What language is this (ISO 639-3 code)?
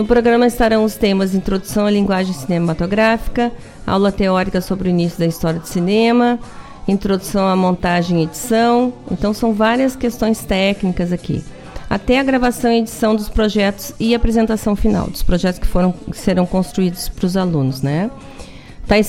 por